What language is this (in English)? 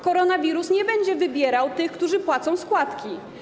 Polish